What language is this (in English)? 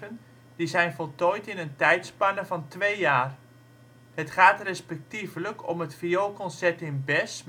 Dutch